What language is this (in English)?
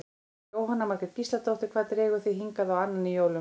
Icelandic